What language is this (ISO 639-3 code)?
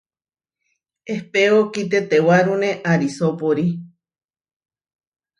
var